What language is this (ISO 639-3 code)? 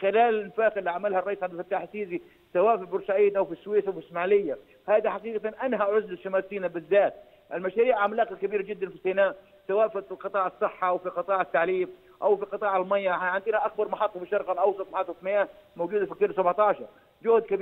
ara